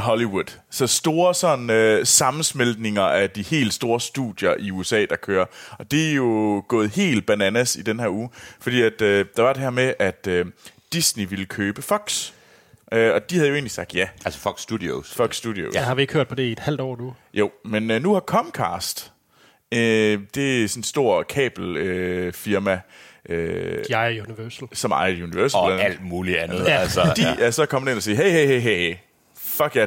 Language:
Danish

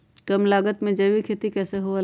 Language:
Magahi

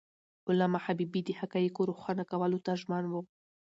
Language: Pashto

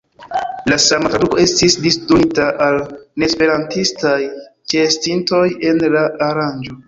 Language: Esperanto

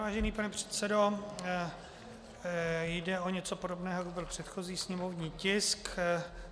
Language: Czech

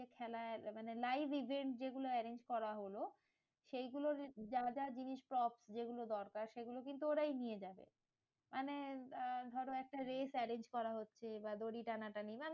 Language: Bangla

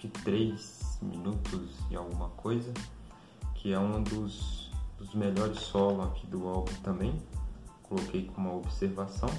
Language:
Portuguese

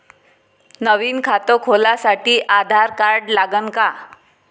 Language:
Marathi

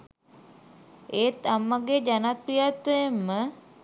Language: Sinhala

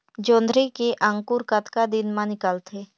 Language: Chhattisgarhi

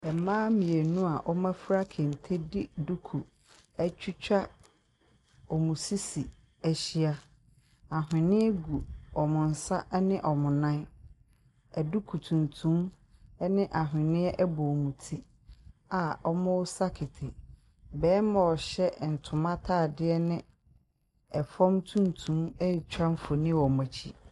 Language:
Akan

